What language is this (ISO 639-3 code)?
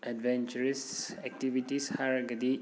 mni